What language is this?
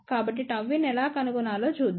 Telugu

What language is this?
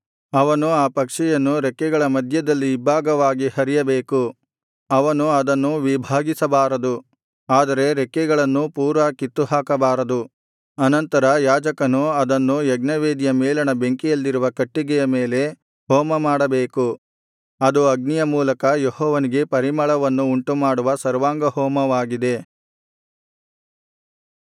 Kannada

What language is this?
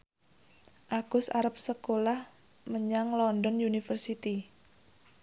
Javanese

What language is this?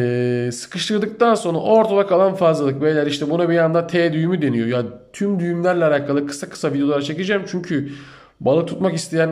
Turkish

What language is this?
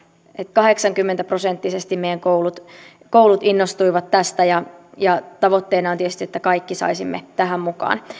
Finnish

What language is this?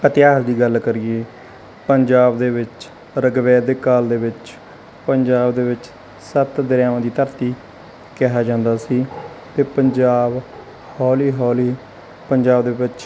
Punjabi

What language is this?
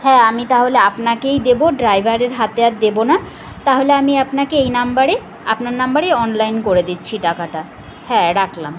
Bangla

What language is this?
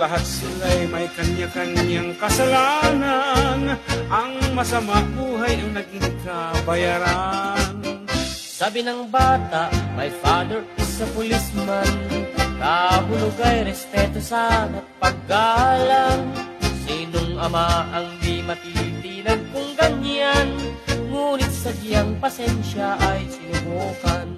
Filipino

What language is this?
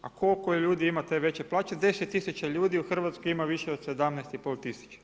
Croatian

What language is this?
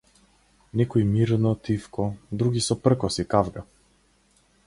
Macedonian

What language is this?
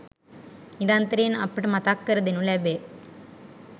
Sinhala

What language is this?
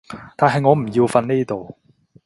Cantonese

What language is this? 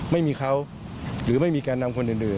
Thai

